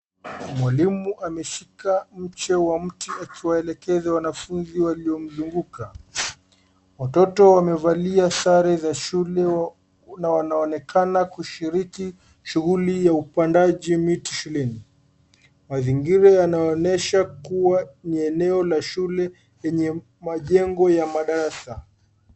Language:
Swahili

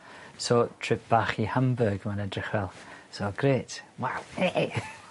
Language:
Welsh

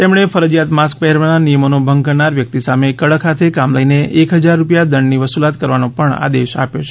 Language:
Gujarati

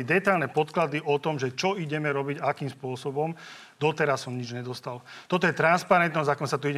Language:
Slovak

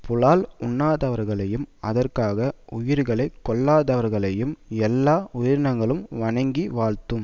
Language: Tamil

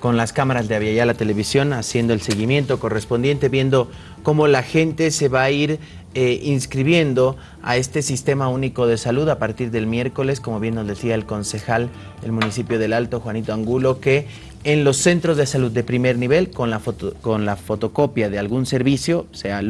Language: Spanish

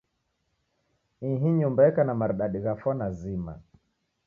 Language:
Taita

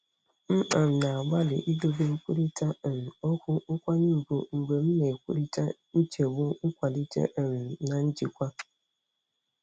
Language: Igbo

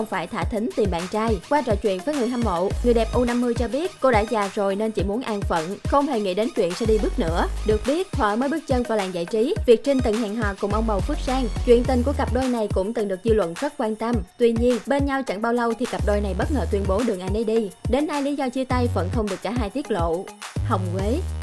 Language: Vietnamese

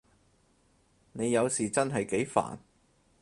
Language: Cantonese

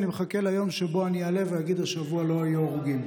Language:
Hebrew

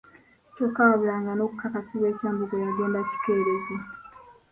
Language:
Ganda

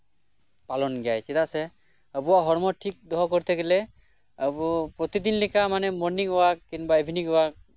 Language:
Santali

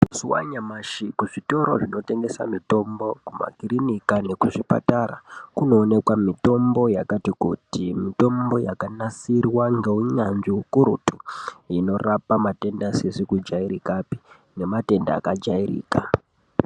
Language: Ndau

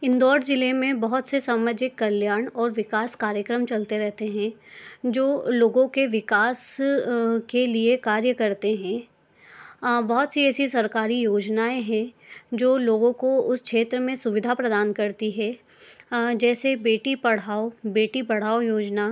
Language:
Hindi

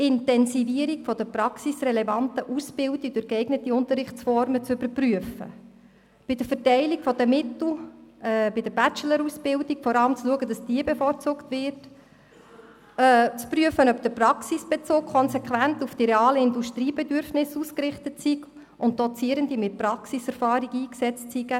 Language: Swiss German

